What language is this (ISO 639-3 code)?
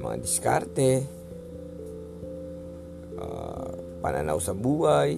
fil